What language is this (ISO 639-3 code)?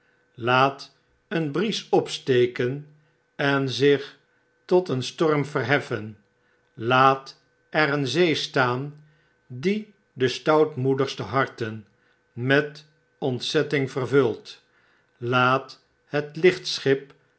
nld